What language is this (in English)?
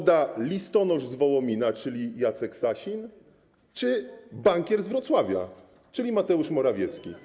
Polish